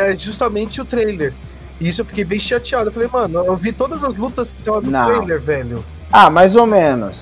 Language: Portuguese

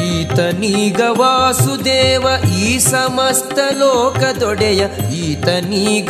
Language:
Kannada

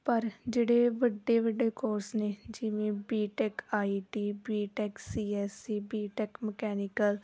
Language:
Punjabi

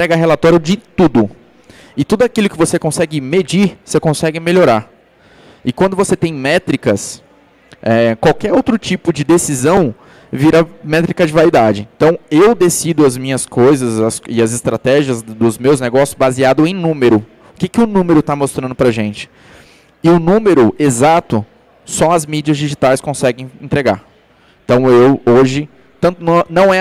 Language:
Portuguese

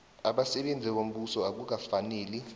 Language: South Ndebele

